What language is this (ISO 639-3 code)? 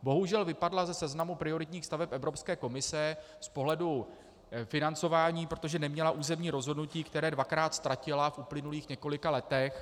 ces